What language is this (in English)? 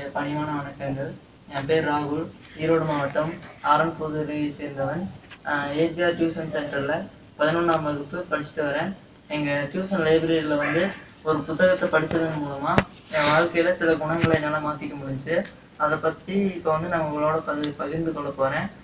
Turkish